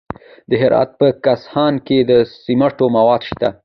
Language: Pashto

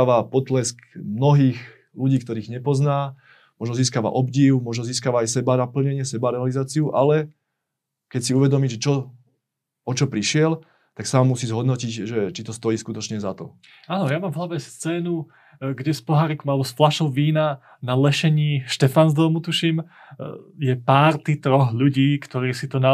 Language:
Slovak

